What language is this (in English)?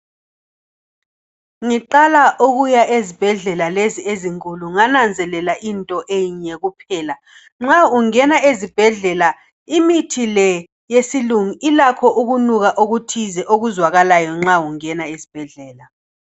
North Ndebele